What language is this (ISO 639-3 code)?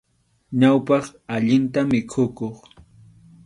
qxu